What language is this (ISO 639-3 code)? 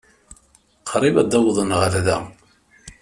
kab